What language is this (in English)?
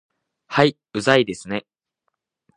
Japanese